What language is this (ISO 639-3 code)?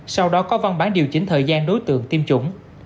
vie